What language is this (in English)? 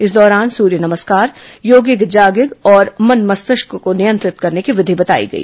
Hindi